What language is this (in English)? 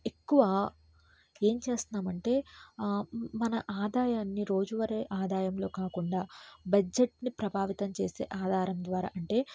Telugu